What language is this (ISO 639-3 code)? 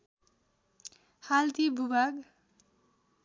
nep